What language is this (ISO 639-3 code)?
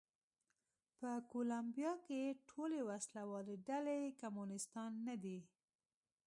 pus